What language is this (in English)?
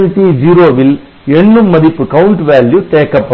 Tamil